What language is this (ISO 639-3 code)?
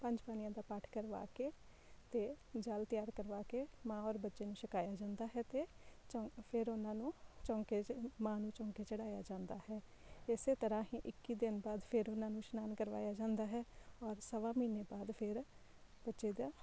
pan